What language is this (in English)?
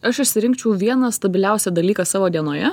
Lithuanian